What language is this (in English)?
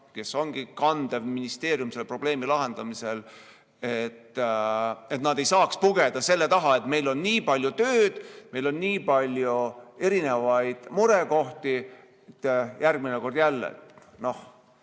Estonian